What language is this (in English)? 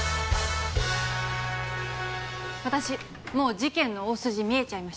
Japanese